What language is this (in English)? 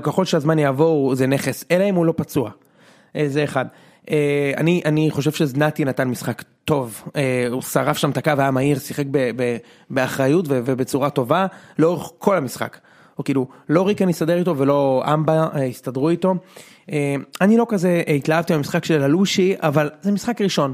Hebrew